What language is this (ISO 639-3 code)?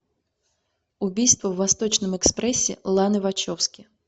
rus